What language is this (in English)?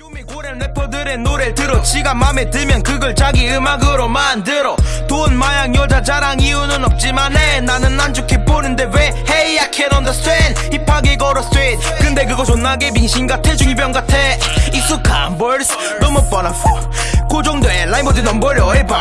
Japanese